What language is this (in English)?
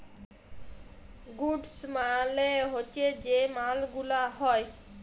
Bangla